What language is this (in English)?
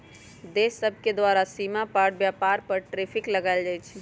Magahi